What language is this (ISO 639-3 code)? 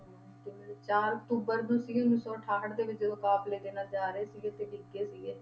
pan